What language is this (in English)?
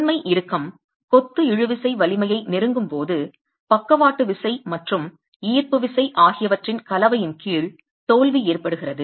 Tamil